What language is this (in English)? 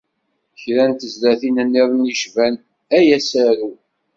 Kabyle